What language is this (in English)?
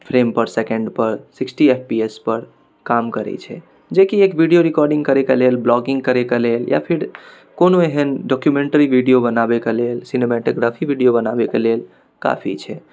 Maithili